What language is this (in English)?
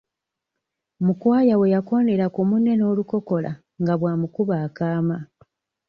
Ganda